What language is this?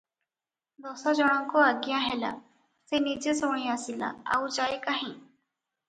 Odia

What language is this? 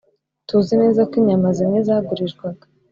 Kinyarwanda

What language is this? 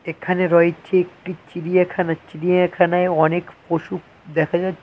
Bangla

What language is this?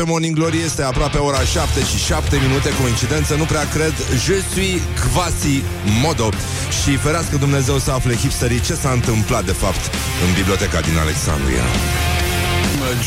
Romanian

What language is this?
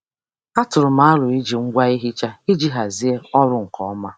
Igbo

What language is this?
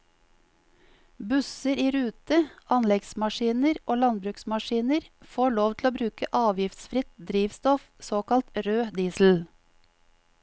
Norwegian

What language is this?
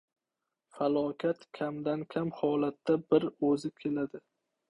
Uzbek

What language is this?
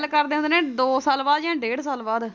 Punjabi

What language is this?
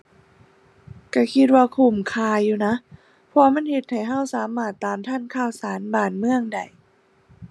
Thai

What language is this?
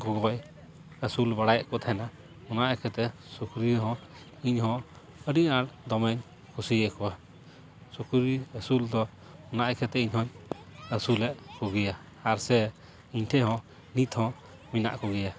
Santali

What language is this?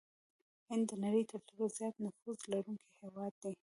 Pashto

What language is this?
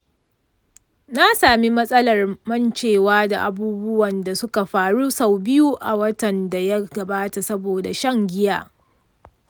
Hausa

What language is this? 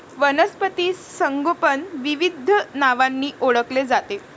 Marathi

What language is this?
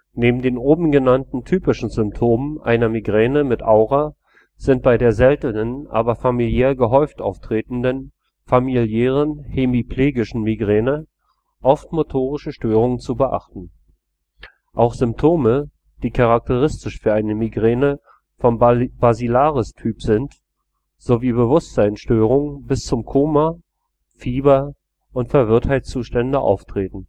German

